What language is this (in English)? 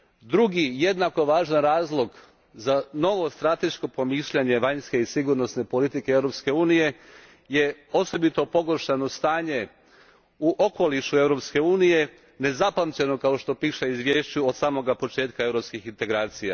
Croatian